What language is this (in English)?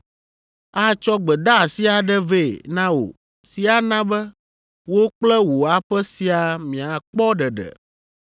Ewe